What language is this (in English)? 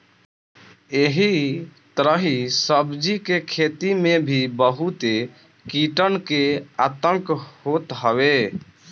Bhojpuri